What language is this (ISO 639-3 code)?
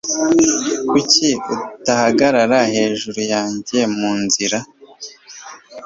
kin